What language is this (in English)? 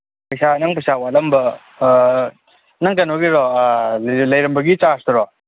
Manipuri